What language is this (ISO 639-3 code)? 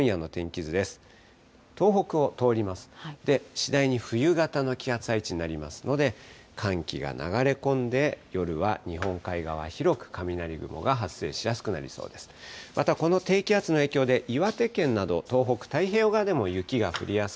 jpn